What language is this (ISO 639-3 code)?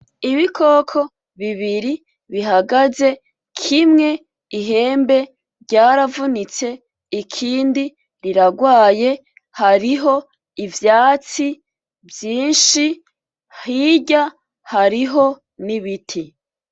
run